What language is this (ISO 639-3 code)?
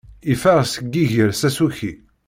kab